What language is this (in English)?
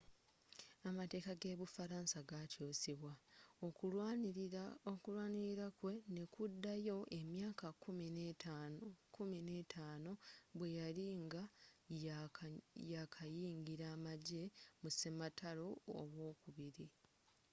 Ganda